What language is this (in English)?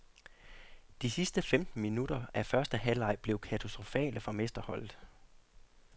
Danish